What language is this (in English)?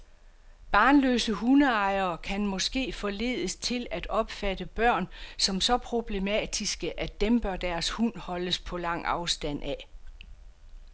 Danish